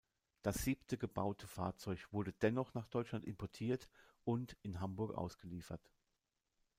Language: German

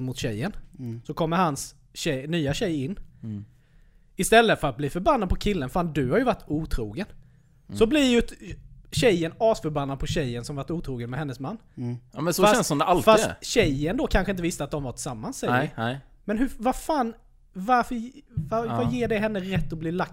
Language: Swedish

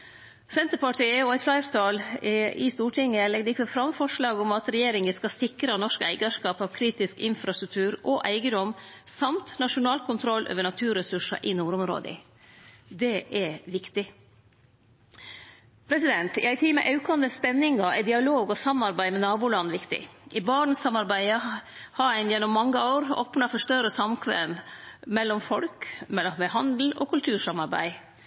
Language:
Norwegian Nynorsk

